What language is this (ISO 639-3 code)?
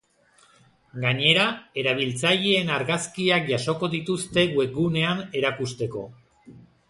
eus